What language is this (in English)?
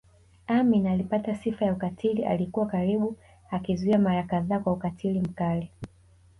Swahili